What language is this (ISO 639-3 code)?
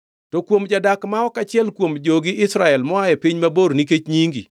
luo